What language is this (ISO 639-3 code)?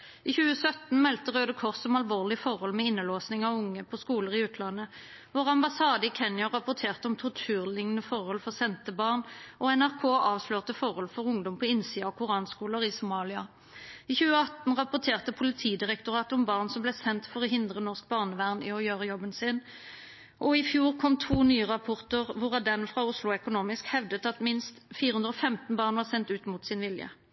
nob